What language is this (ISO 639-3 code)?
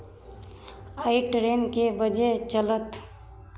mai